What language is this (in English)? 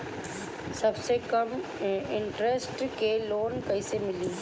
Bhojpuri